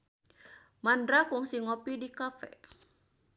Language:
Sundanese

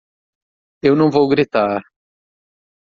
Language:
Portuguese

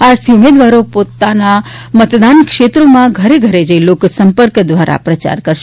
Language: Gujarati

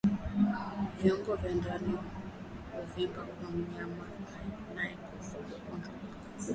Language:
Swahili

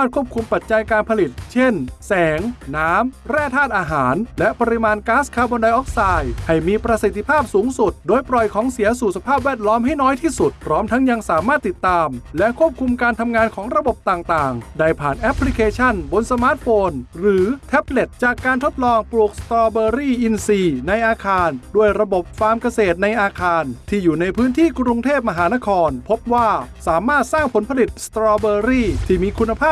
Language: Thai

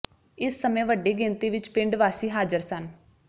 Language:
Punjabi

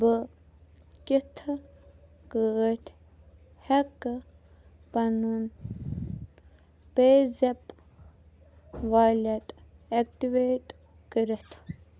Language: Kashmiri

